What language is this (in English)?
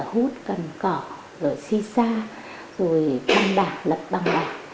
Vietnamese